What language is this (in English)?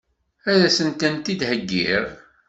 Kabyle